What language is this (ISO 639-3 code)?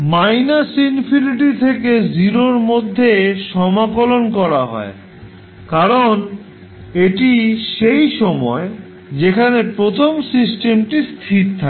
ben